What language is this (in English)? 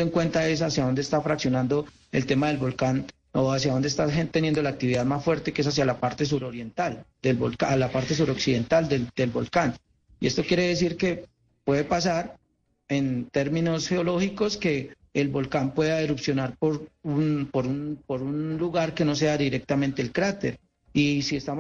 Spanish